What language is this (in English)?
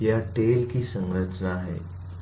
Hindi